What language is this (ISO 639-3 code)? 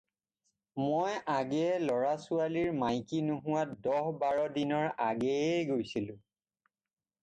asm